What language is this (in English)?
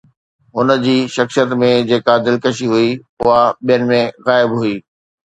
Sindhi